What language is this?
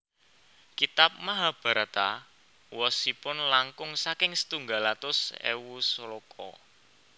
Javanese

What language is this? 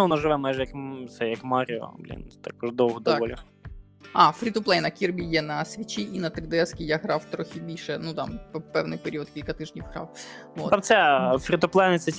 Ukrainian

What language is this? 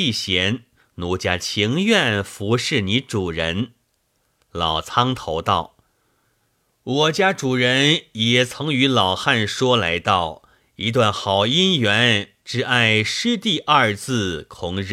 Chinese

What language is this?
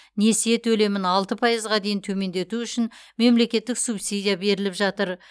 Kazakh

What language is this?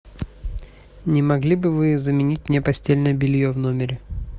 Russian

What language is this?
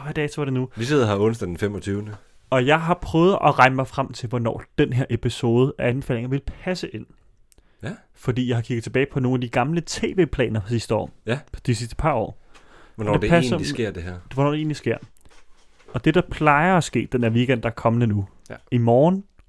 Danish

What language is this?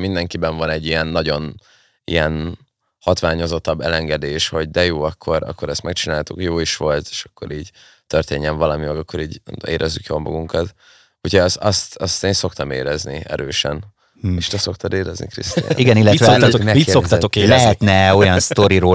Hungarian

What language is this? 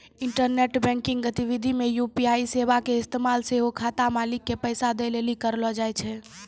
Maithili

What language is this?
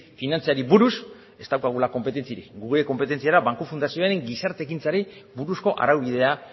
Basque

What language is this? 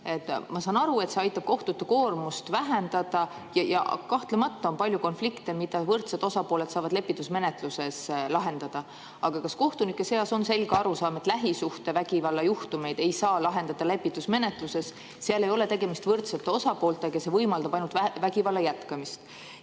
Estonian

